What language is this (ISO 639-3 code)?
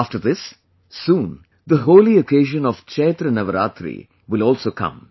eng